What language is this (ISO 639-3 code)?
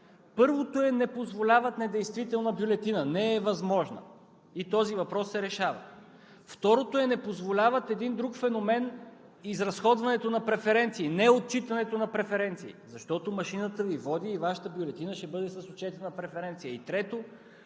bul